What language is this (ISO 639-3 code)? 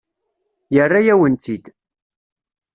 kab